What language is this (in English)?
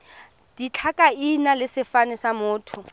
Tswana